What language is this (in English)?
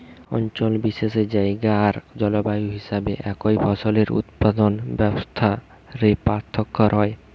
Bangla